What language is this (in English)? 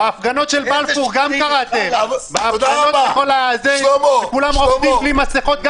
Hebrew